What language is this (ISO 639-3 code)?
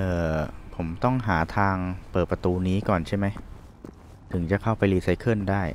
tha